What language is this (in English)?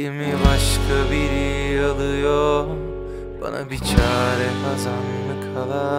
Turkish